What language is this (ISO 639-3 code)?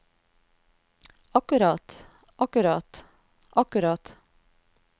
nor